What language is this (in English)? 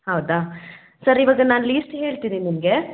Kannada